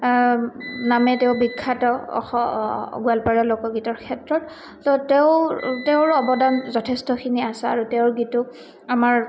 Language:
Assamese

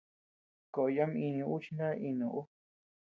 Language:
Tepeuxila Cuicatec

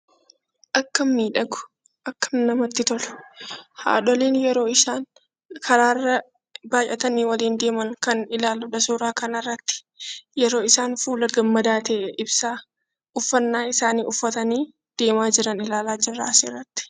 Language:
Oromo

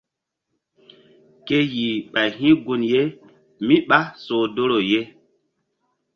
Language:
Mbum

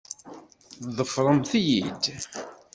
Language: Kabyle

